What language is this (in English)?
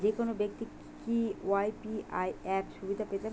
Bangla